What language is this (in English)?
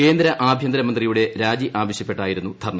Malayalam